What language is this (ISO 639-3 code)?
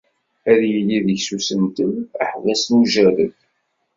kab